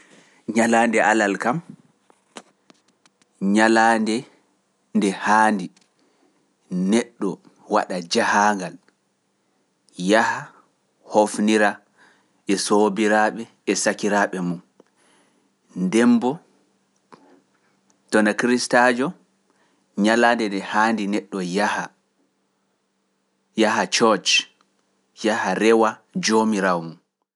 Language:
Pular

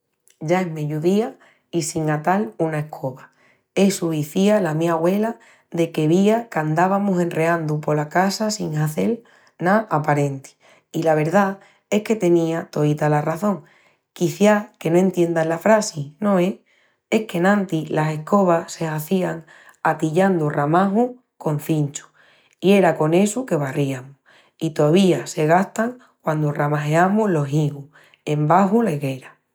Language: Extremaduran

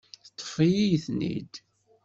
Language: Kabyle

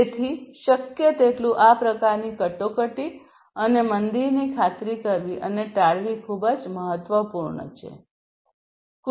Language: Gujarati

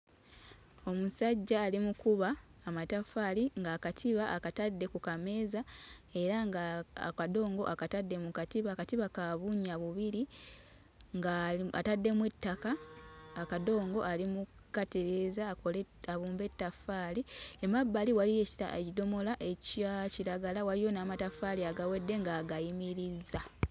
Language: Ganda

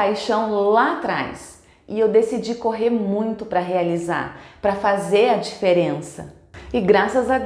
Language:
Portuguese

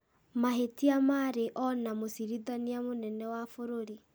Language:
Kikuyu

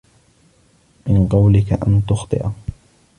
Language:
Arabic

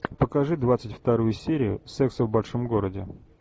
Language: Russian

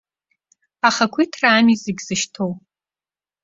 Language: Abkhazian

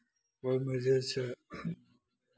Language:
Maithili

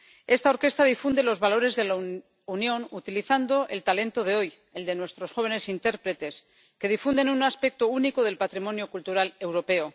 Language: Spanish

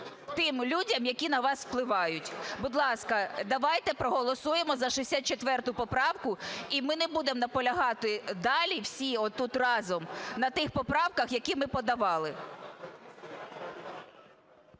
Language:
Ukrainian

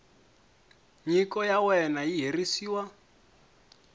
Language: Tsonga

